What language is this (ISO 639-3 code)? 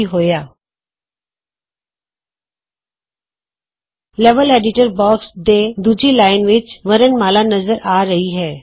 pan